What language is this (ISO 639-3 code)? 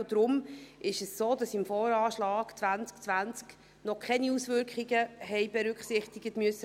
gsw